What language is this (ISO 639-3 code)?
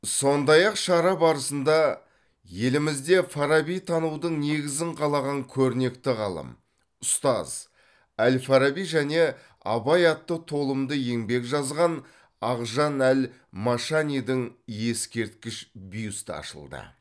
kaz